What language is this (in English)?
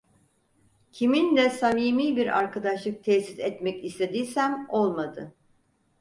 Turkish